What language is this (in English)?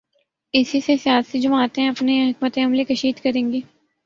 Urdu